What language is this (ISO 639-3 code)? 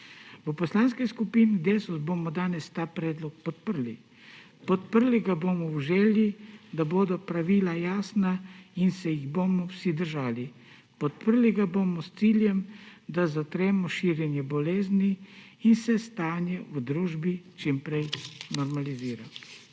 slv